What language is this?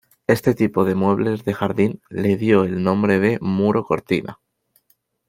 Spanish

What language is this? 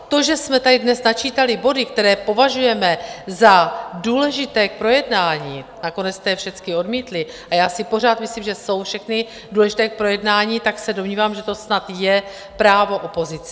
Czech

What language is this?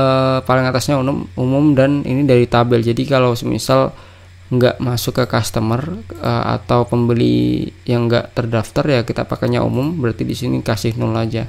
Indonesian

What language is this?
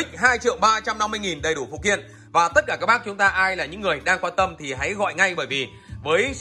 Vietnamese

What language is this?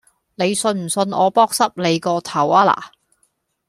Cantonese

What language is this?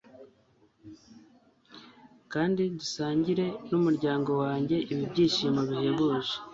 Kinyarwanda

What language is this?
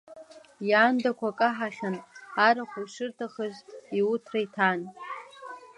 Abkhazian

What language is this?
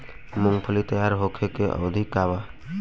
Bhojpuri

